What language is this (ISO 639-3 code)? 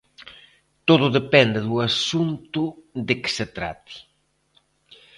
glg